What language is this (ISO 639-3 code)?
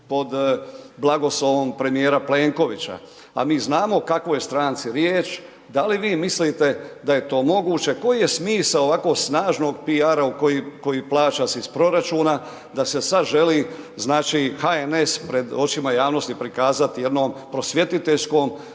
hrv